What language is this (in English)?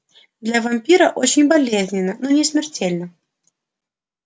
Russian